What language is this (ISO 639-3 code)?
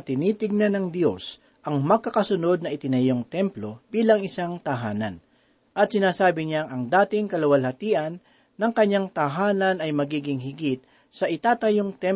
fil